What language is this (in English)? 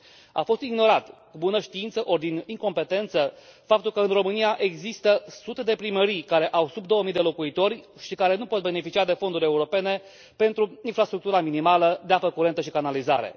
Romanian